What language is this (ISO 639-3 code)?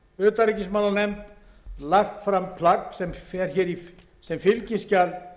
isl